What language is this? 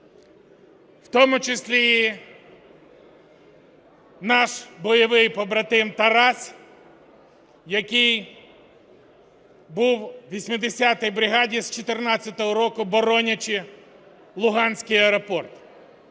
Ukrainian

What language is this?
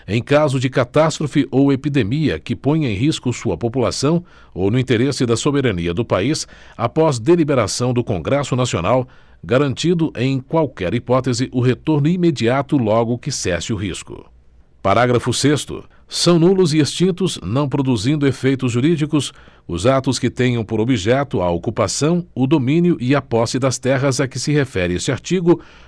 Portuguese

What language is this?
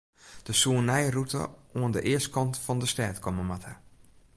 Western Frisian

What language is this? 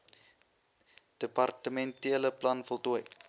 Afrikaans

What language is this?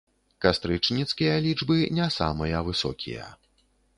Belarusian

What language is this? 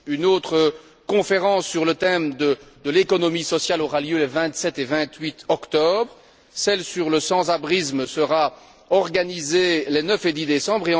French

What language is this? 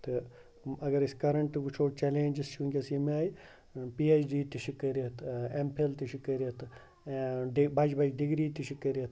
Kashmiri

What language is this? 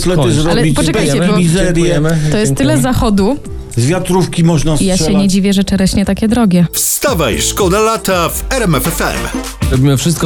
Polish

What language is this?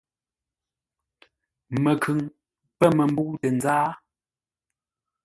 Ngombale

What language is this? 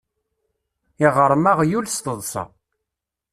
Kabyle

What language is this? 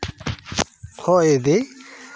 Santali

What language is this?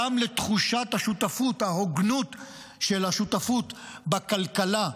Hebrew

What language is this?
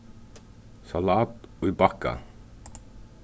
Faroese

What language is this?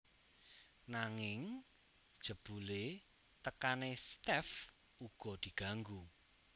Javanese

